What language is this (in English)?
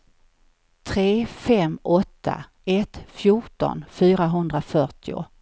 Swedish